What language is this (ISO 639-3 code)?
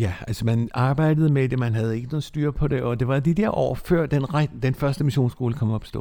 dan